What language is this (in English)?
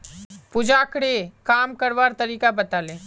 Magahi